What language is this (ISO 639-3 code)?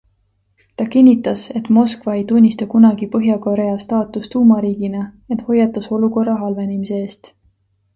est